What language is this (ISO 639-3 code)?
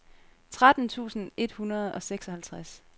dan